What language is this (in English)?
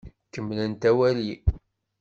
Kabyle